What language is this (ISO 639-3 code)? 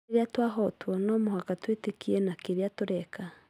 kik